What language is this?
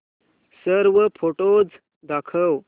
Marathi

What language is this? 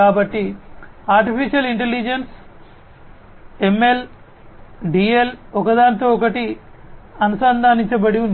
Telugu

